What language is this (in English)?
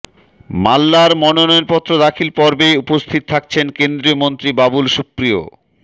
Bangla